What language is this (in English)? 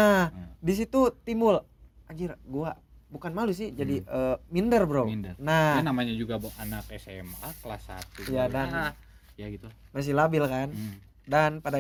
Indonesian